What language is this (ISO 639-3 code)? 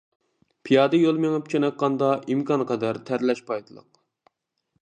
uig